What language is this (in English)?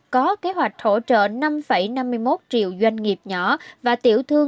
Vietnamese